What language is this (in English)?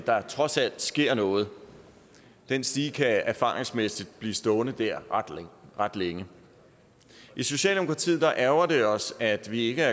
Danish